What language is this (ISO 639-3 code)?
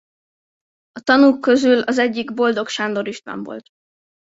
hun